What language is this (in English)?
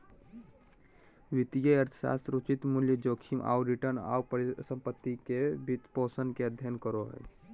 Magahi